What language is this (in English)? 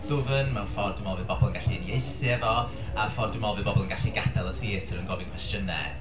Welsh